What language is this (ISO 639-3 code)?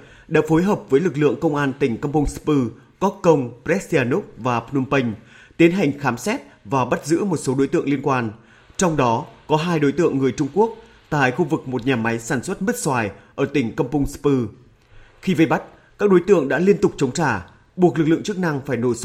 vie